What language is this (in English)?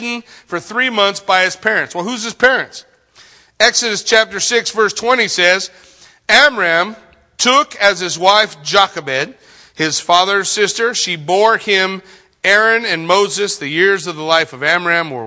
English